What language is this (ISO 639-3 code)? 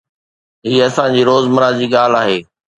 snd